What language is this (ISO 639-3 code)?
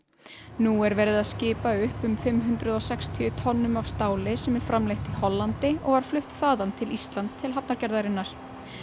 isl